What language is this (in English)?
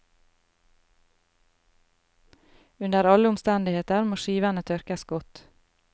Norwegian